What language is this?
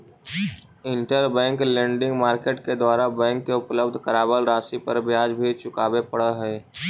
Magahi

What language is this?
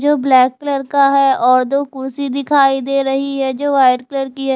Hindi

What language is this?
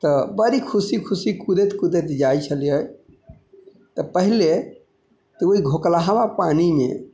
Maithili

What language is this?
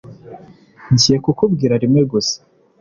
Kinyarwanda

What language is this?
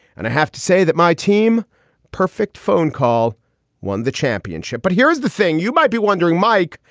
English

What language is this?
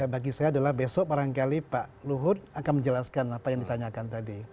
Indonesian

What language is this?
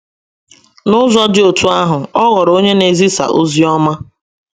Igbo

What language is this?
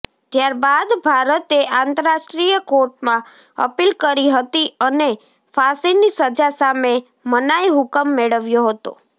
Gujarati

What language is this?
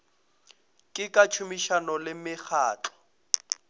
Northern Sotho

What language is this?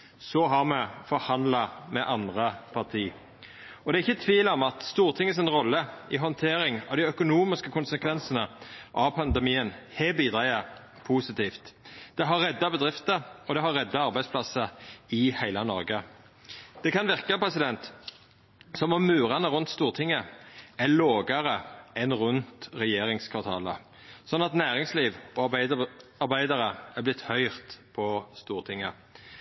Norwegian Nynorsk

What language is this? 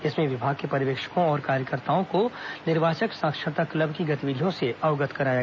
Hindi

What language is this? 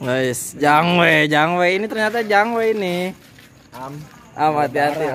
Indonesian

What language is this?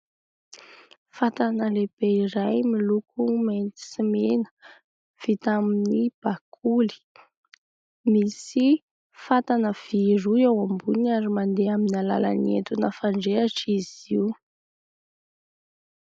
Malagasy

